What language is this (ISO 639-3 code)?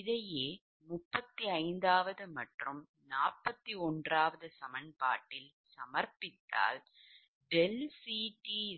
tam